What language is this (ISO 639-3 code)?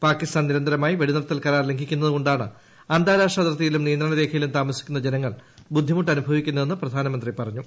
mal